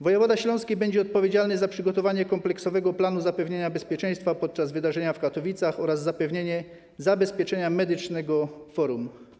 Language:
Polish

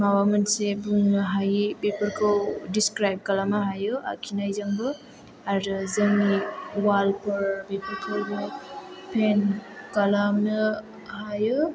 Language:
Bodo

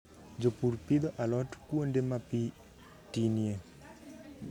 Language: Luo (Kenya and Tanzania)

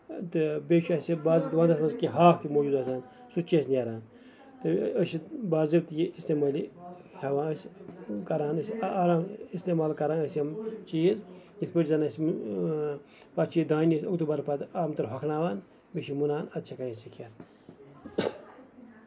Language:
Kashmiri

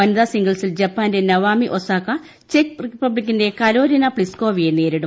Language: Malayalam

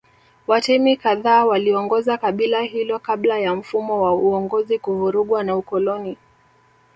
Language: Swahili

